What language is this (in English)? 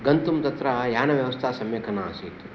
Sanskrit